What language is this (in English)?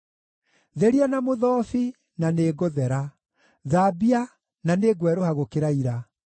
Kikuyu